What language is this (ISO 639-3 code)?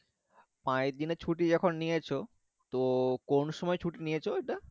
ben